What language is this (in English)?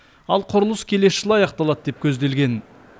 Kazakh